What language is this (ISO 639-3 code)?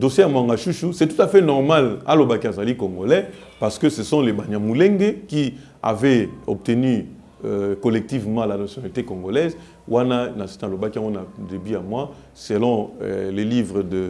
fra